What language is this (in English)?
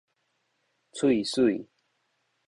Min Nan Chinese